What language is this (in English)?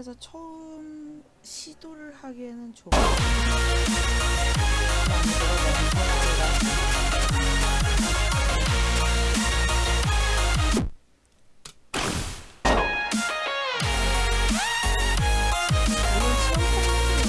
Korean